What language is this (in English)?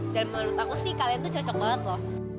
Indonesian